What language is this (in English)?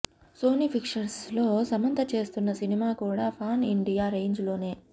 Telugu